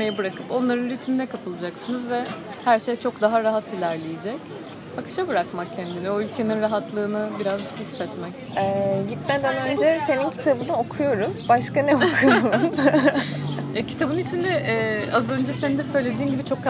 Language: Turkish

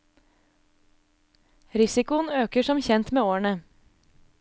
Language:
Norwegian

